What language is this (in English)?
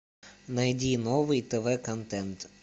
Russian